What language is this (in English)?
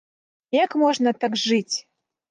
Belarusian